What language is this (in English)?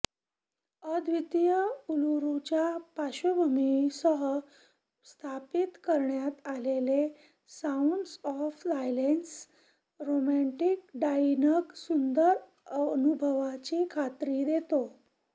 Marathi